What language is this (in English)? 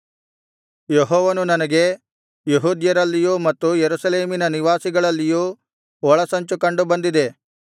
Kannada